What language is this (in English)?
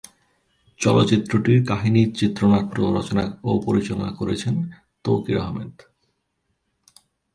Bangla